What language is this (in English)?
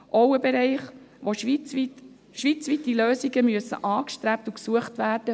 Swiss German